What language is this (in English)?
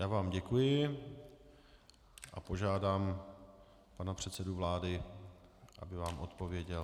Czech